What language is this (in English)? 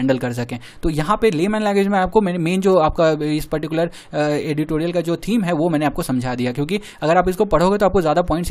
Hindi